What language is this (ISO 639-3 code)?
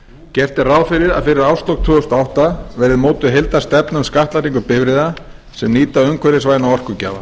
isl